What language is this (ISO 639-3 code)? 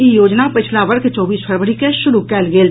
mai